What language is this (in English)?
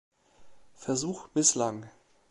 German